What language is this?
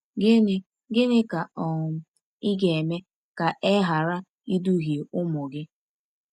Igbo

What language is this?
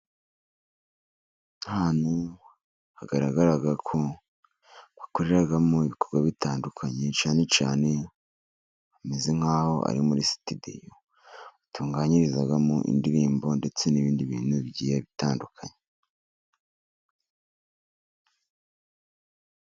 Kinyarwanda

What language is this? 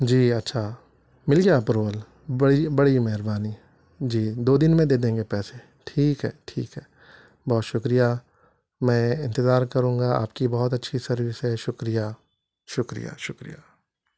Urdu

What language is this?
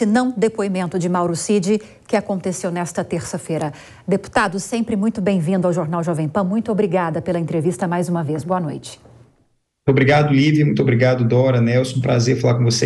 Portuguese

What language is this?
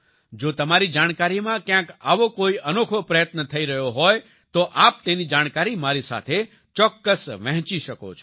Gujarati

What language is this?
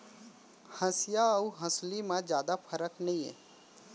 Chhattisgarhi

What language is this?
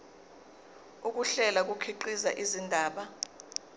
Zulu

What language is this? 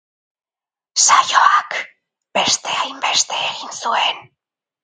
Basque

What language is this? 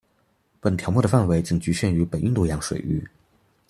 Chinese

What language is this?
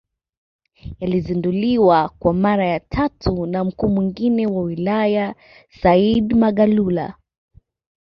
Swahili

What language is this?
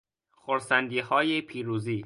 Persian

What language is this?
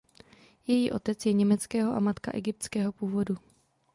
Czech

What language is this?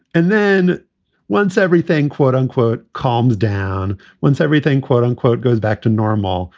English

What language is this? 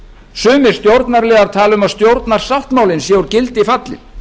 Icelandic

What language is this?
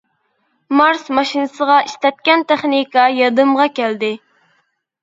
Uyghur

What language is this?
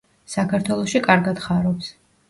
Georgian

